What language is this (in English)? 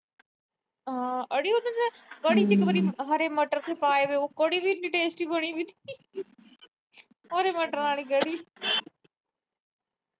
Punjabi